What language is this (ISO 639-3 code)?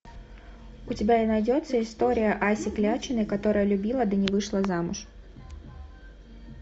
rus